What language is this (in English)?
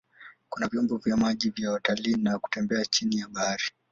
Swahili